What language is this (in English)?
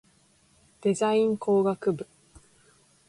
Japanese